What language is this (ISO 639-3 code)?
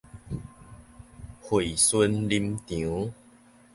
nan